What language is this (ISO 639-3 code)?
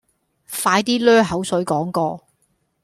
yue